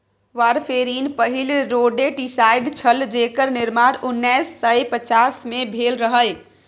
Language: Maithili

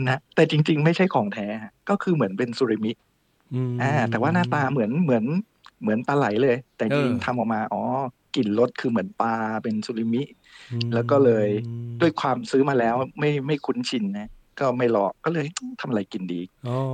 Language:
Thai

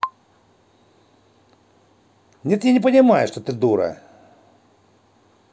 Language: Russian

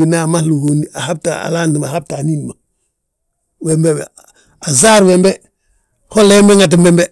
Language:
Balanta-Ganja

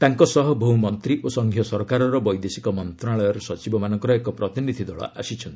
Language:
Odia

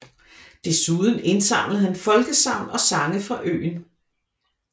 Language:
Danish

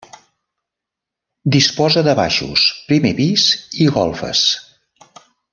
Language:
Catalan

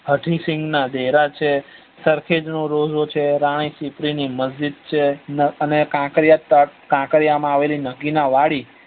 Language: Gujarati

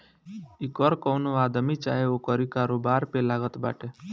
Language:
Bhojpuri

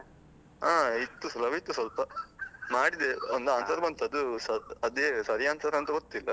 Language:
Kannada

